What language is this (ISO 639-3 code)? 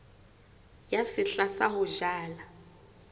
sot